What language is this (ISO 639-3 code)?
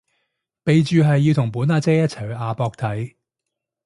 yue